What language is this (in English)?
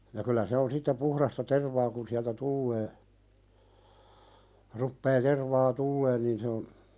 Finnish